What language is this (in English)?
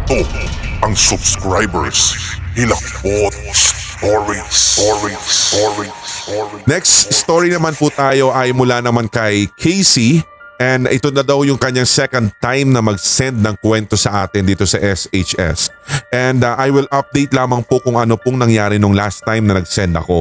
Filipino